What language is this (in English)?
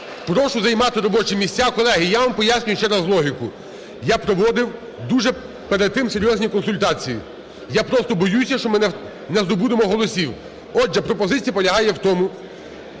Ukrainian